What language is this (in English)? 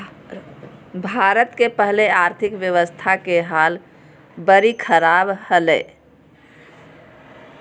Magahi